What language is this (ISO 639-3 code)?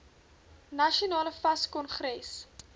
afr